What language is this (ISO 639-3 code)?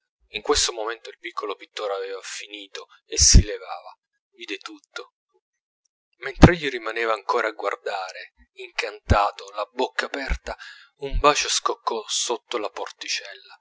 ita